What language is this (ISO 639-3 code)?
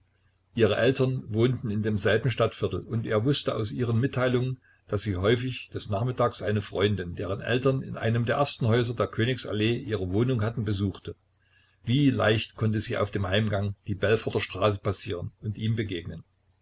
deu